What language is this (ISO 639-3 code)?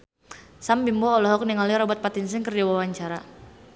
sun